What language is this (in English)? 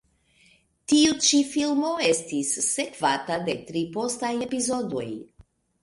Esperanto